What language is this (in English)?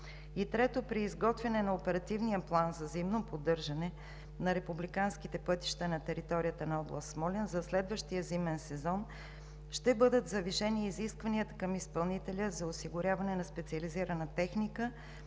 Bulgarian